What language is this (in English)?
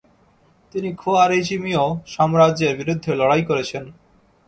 Bangla